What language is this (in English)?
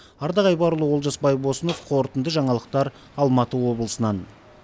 Kazakh